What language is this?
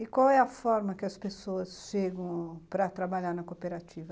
Portuguese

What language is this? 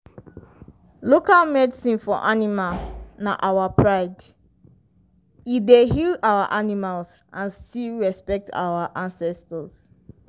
Nigerian Pidgin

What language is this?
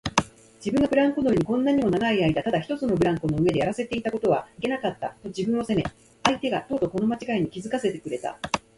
Japanese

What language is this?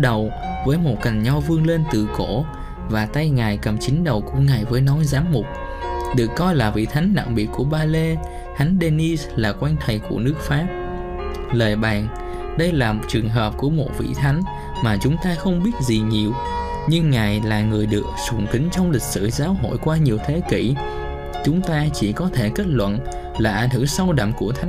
Vietnamese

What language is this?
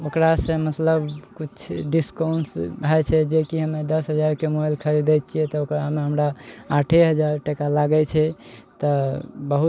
Maithili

